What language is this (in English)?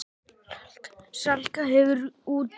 Icelandic